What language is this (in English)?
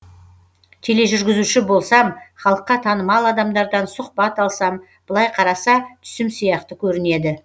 Kazakh